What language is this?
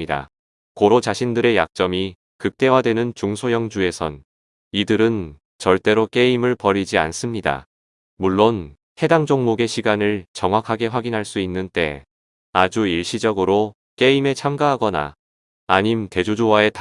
Korean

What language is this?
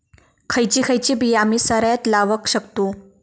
Marathi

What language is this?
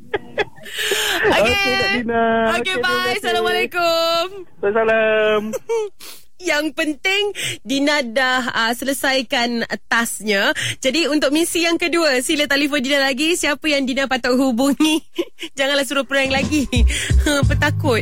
Malay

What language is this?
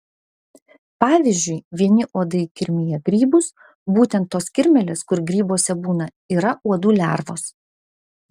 Lithuanian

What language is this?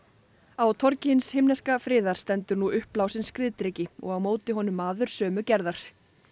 Icelandic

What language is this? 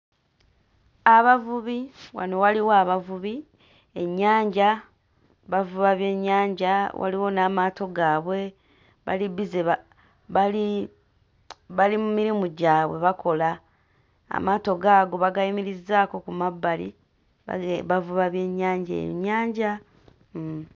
Ganda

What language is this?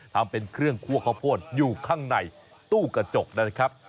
Thai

